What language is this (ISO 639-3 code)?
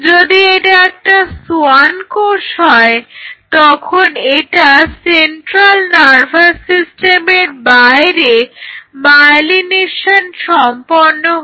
ben